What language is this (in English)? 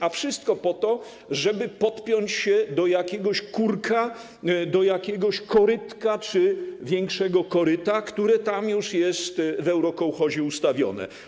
Polish